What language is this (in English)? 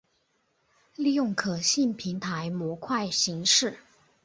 Chinese